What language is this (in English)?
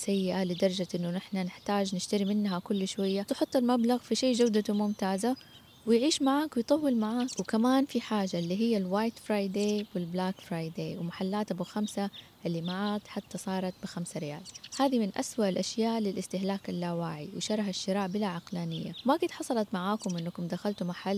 Arabic